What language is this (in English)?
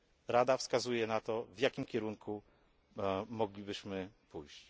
Polish